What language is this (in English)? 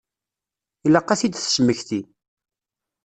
Kabyle